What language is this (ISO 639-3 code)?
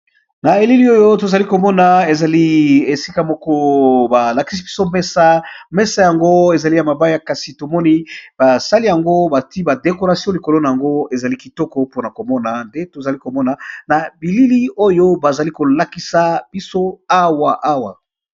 lin